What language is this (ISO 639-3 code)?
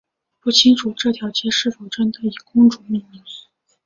zho